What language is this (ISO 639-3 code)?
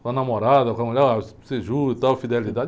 por